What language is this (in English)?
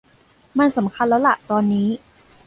Thai